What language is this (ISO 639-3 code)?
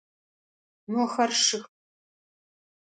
ady